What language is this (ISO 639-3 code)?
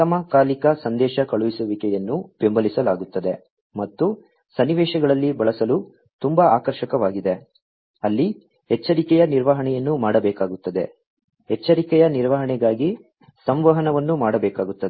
kan